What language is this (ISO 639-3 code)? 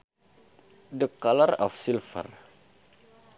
sun